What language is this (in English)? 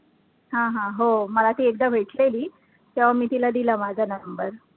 Marathi